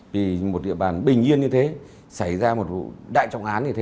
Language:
Vietnamese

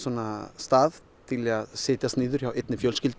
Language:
Icelandic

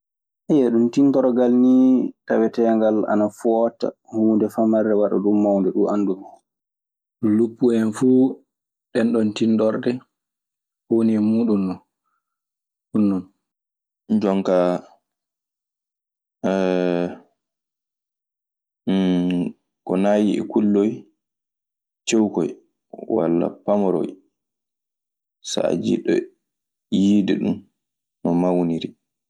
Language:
Maasina Fulfulde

